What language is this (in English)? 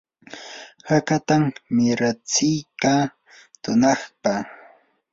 Yanahuanca Pasco Quechua